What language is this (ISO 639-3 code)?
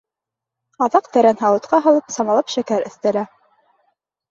bak